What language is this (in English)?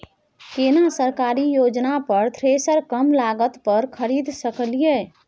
Maithili